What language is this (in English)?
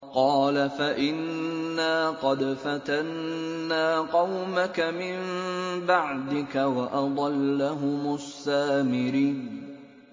Arabic